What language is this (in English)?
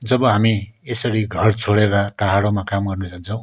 Nepali